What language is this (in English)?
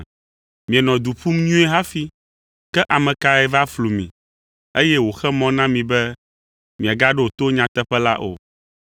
Ewe